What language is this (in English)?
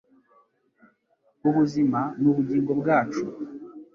Kinyarwanda